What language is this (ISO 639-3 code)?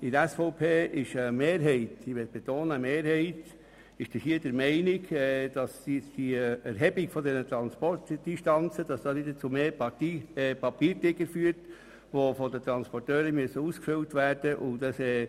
gsw